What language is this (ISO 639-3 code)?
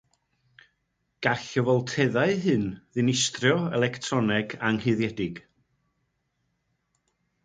cym